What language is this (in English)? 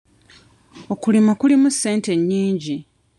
Ganda